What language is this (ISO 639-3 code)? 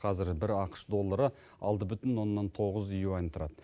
kaz